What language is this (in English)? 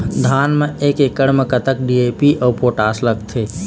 Chhattisgarhi